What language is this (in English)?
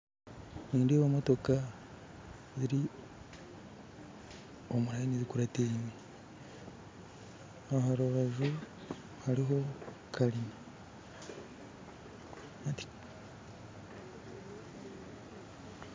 Nyankole